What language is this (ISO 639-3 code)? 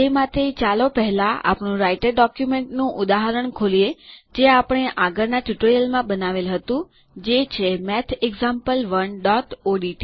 guj